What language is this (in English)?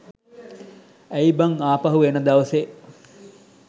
Sinhala